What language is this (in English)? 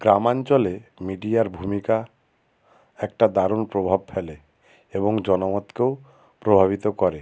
Bangla